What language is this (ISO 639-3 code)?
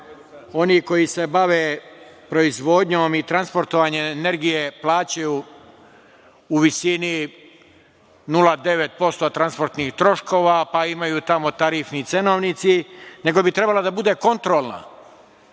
srp